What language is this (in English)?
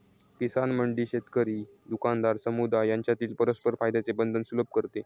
Marathi